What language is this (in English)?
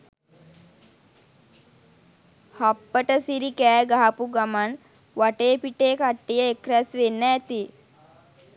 Sinhala